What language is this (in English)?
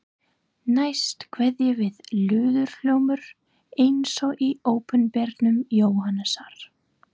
Icelandic